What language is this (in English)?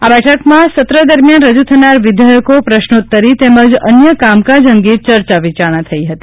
Gujarati